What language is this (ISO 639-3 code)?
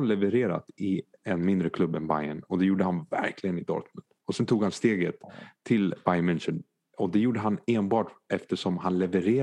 swe